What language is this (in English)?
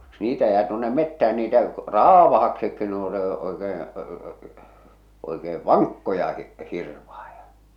Finnish